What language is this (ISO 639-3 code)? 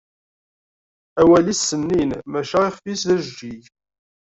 kab